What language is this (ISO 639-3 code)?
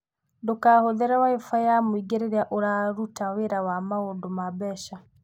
kik